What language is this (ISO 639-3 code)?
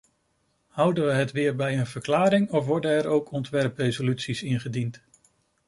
nld